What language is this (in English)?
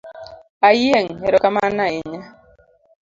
Luo (Kenya and Tanzania)